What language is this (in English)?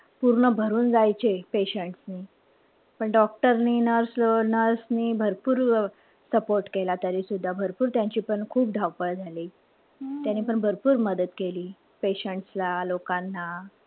Marathi